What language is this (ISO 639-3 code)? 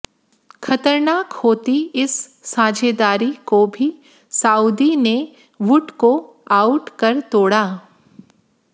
hin